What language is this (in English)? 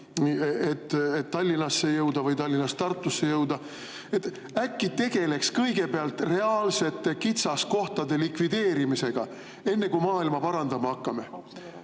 Estonian